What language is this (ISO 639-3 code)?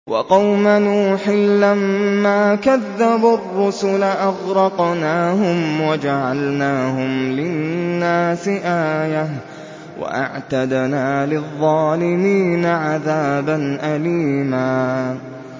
ara